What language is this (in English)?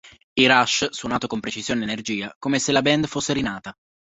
Italian